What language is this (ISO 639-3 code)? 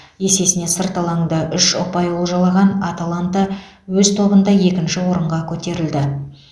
kaz